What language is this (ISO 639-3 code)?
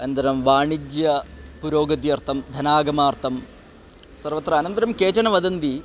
san